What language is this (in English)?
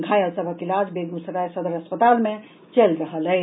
Maithili